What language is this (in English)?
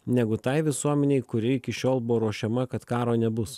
Lithuanian